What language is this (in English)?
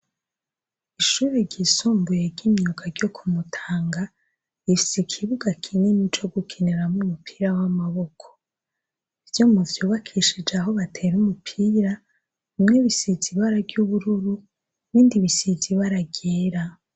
Rundi